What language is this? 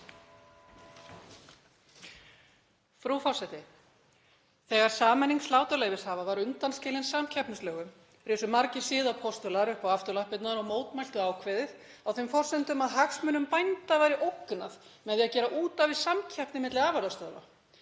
Icelandic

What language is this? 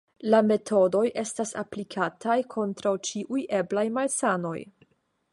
Esperanto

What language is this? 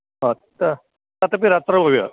Sanskrit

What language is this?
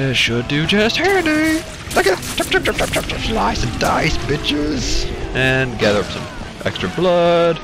English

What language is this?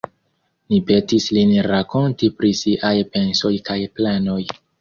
Esperanto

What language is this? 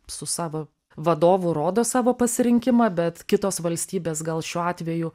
Lithuanian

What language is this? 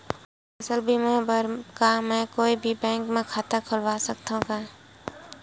Chhattisgarhi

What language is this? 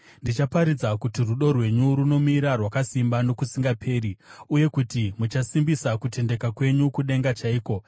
Shona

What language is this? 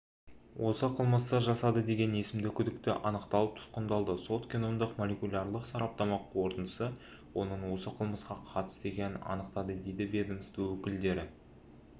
Kazakh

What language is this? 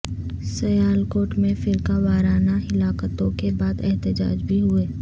Urdu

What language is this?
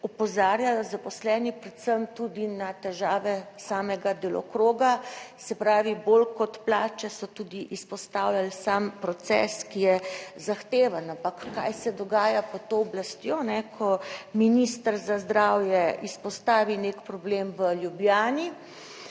Slovenian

